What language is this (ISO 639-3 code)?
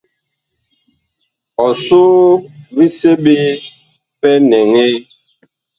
bkh